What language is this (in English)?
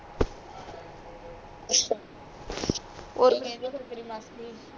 Punjabi